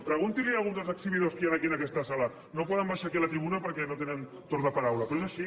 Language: Catalan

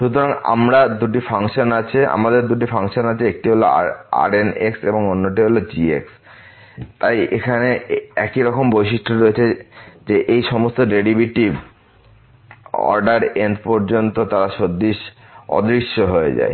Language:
Bangla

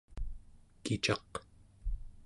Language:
Central Yupik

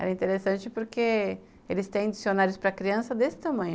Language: Portuguese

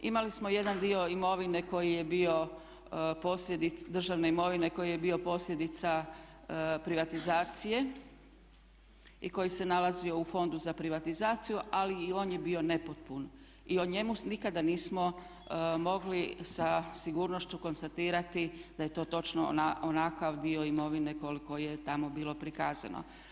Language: Croatian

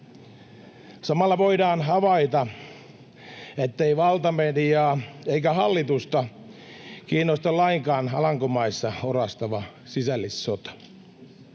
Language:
Finnish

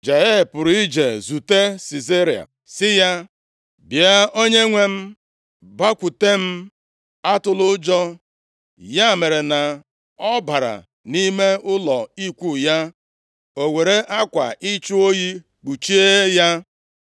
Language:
Igbo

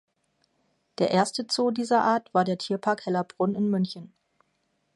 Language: German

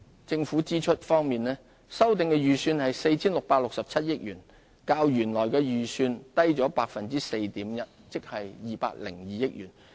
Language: Cantonese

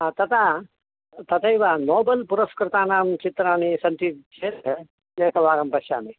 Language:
Sanskrit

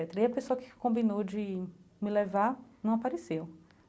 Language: Portuguese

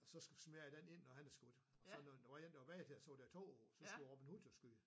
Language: Danish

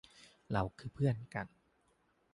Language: Thai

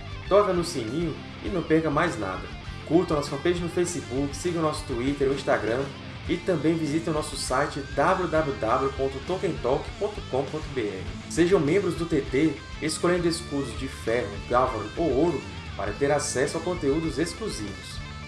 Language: Portuguese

